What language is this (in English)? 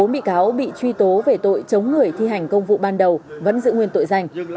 Vietnamese